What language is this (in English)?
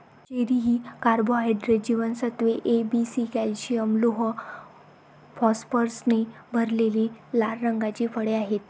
Marathi